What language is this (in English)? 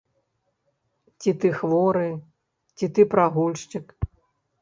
Belarusian